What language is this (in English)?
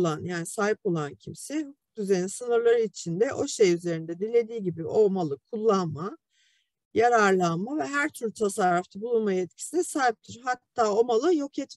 Turkish